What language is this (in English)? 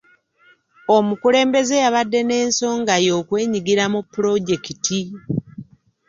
Ganda